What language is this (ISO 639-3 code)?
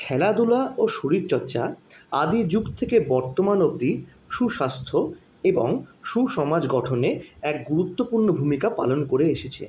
ben